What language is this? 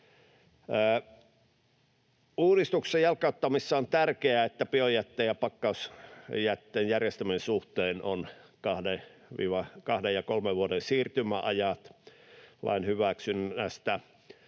Finnish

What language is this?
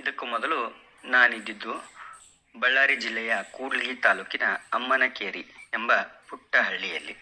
Kannada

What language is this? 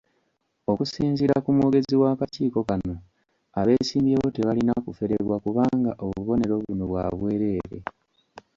Ganda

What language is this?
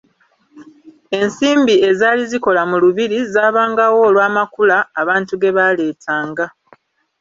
Ganda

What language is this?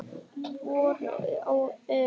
Icelandic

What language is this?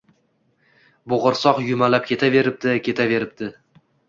Uzbek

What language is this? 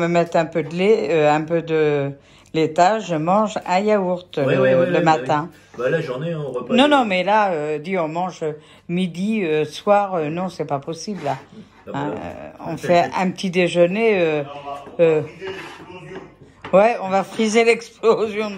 French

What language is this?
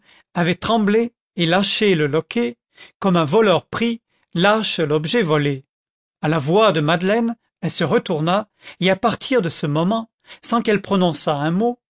French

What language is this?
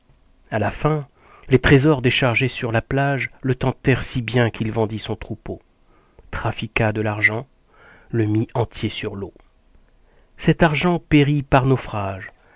French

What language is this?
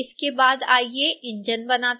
Hindi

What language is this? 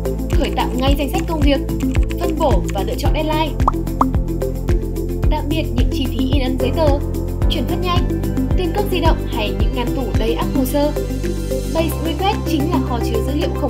Vietnamese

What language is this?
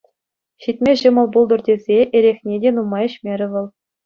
Chuvash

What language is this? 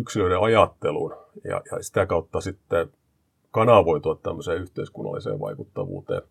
Finnish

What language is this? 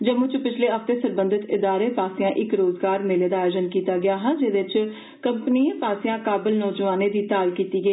Dogri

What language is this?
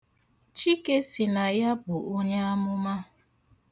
Igbo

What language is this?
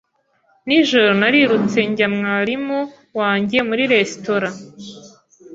Kinyarwanda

